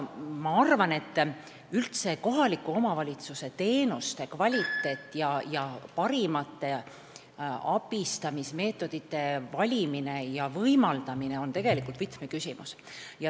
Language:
Estonian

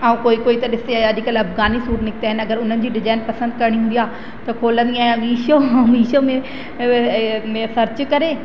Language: Sindhi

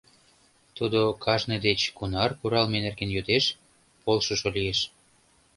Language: Mari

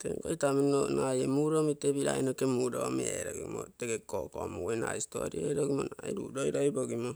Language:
Terei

